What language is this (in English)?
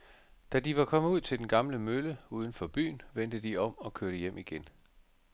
Danish